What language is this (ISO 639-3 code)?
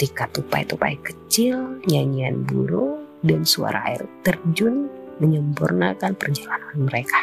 ind